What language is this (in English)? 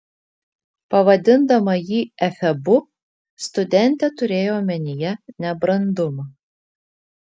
Lithuanian